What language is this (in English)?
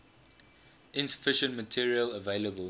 English